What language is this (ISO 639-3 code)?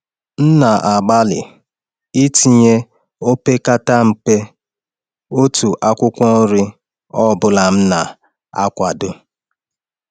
ibo